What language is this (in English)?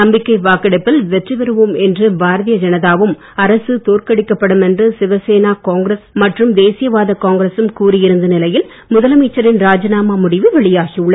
Tamil